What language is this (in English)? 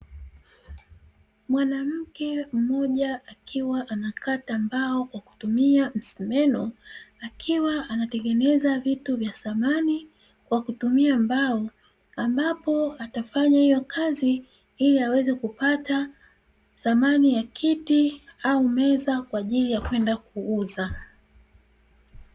Swahili